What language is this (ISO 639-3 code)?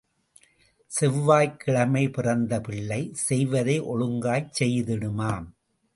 tam